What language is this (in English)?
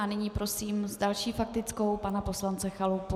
Czech